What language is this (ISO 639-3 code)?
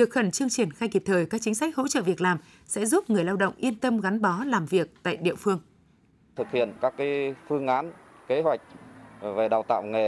vie